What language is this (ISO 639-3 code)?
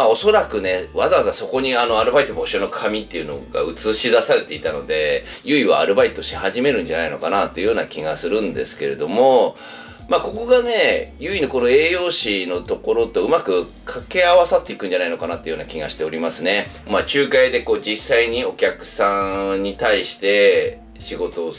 jpn